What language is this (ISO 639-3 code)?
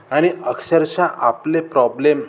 mar